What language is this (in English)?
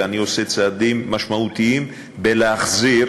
Hebrew